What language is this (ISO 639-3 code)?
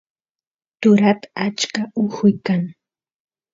qus